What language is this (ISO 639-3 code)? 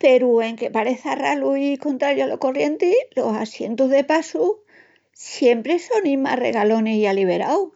ext